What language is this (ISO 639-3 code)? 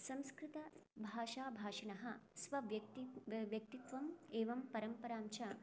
san